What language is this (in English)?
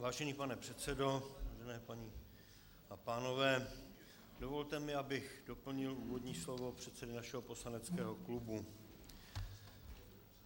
Czech